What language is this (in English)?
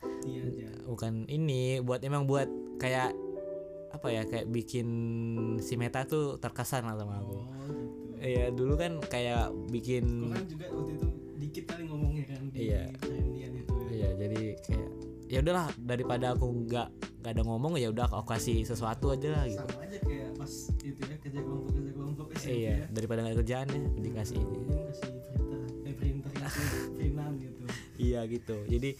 Indonesian